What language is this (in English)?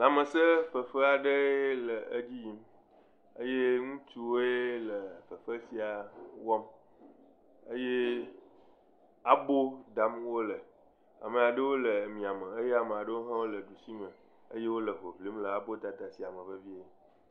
Ewe